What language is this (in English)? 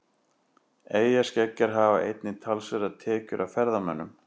Icelandic